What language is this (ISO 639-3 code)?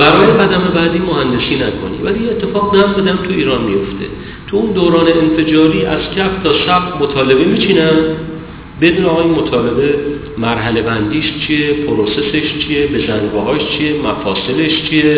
fas